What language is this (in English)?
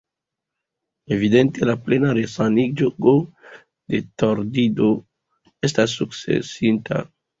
Esperanto